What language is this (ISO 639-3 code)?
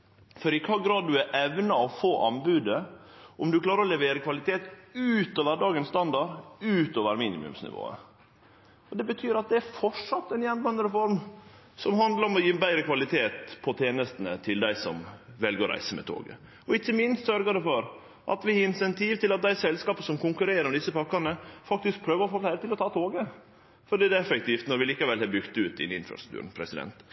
nno